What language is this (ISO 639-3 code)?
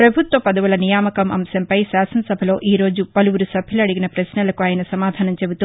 tel